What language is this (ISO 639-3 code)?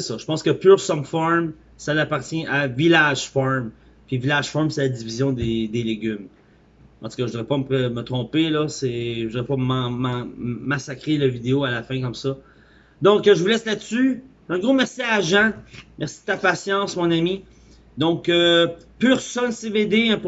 fra